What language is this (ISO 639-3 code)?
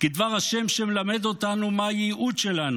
heb